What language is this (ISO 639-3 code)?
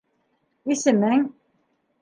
bak